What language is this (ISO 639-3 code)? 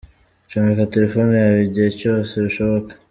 kin